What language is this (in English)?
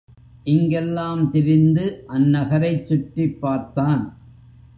Tamil